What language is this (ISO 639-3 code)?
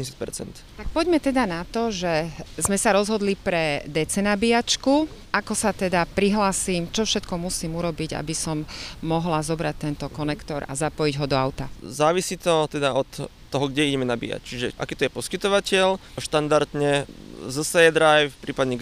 slk